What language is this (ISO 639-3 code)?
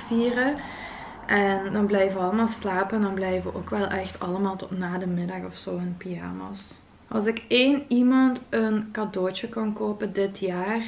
nld